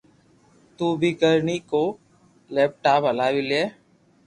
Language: Loarki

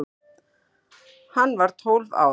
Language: Icelandic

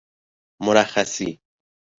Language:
Persian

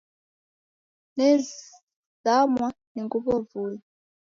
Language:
Taita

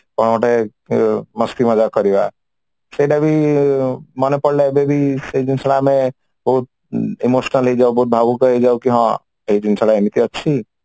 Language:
Odia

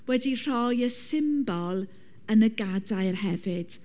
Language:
Welsh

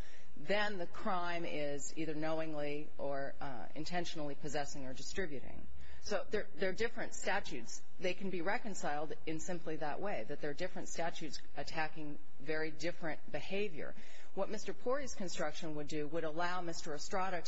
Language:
English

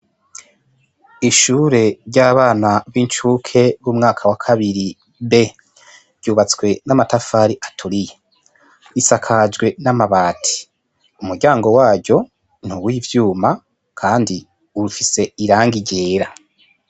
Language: Rundi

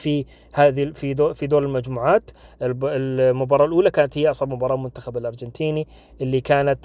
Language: Arabic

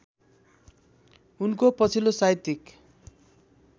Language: Nepali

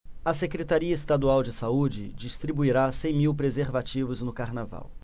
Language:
Portuguese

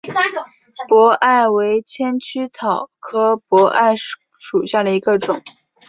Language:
Chinese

